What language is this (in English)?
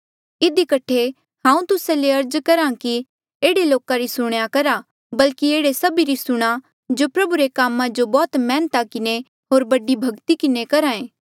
Mandeali